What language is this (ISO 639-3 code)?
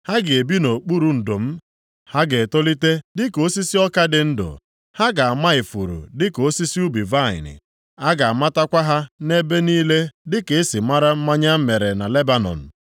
ibo